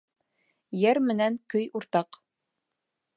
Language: Bashkir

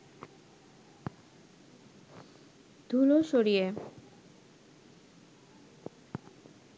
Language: Bangla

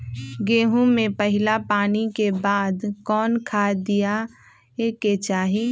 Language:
Magahi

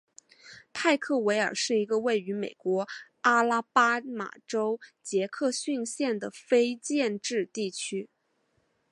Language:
Chinese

